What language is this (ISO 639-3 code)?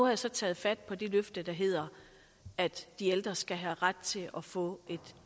dan